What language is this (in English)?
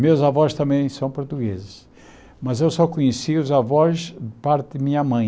Portuguese